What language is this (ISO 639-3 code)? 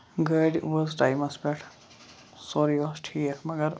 kas